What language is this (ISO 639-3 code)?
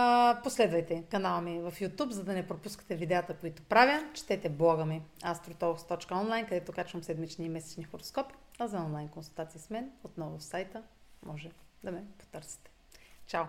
bul